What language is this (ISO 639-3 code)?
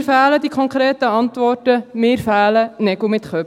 gsw